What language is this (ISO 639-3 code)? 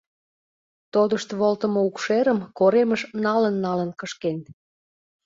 chm